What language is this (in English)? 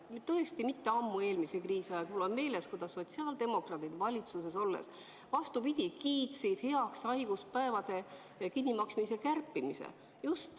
Estonian